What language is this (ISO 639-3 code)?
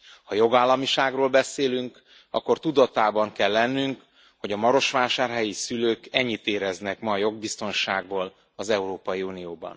hun